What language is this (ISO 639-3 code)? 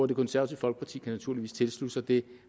dan